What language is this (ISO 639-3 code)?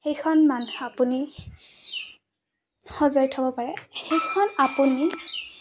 asm